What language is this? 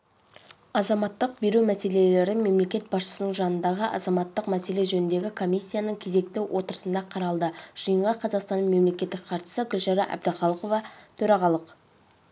Kazakh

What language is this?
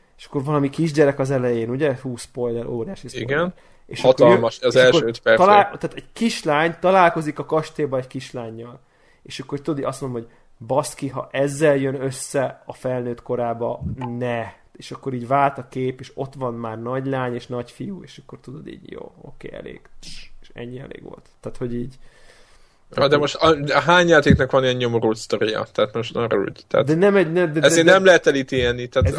Hungarian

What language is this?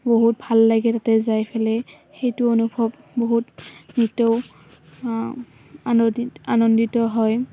Assamese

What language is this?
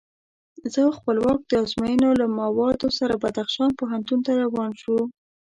Pashto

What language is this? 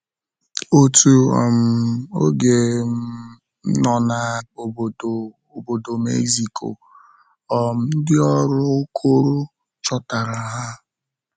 Igbo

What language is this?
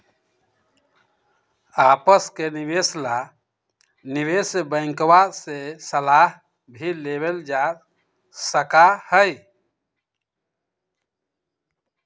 Magahi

